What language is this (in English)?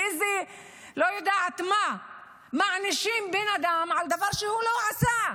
Hebrew